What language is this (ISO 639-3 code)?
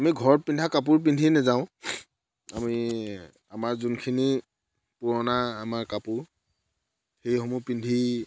asm